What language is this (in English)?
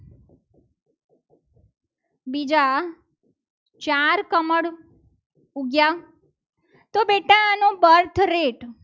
Gujarati